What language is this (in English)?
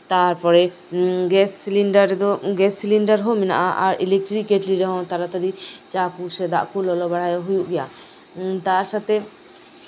Santali